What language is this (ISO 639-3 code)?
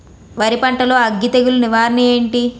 tel